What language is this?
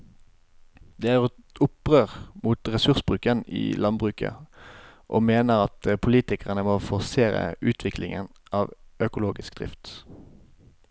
Norwegian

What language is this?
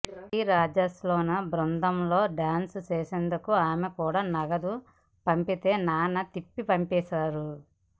Telugu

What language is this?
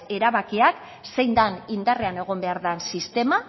Basque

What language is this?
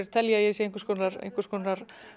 Icelandic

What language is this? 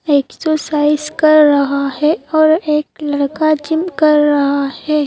Hindi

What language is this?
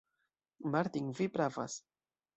Esperanto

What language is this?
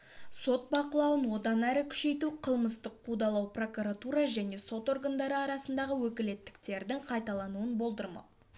Kazakh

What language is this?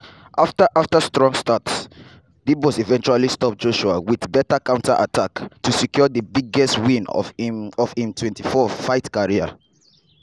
Nigerian Pidgin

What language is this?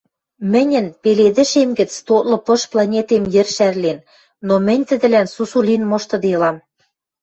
Western Mari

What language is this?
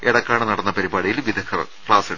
Malayalam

